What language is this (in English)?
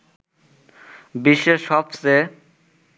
Bangla